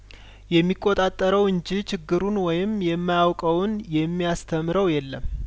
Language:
Amharic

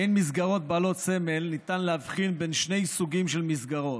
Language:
Hebrew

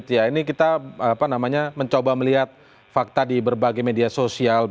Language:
Indonesian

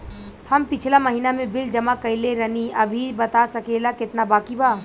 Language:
Bhojpuri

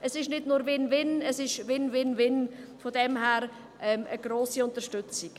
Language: Swiss German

